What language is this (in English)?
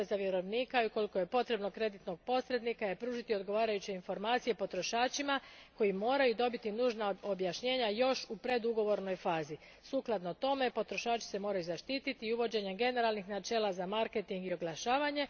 Croatian